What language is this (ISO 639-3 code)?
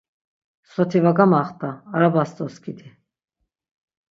lzz